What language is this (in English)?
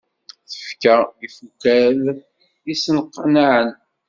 Kabyle